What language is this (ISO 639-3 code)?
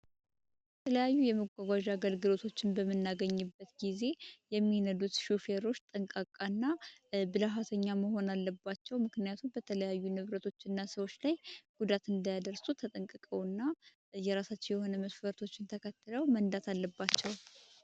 amh